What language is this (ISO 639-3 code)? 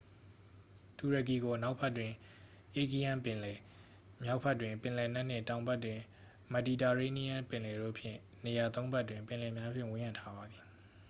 mya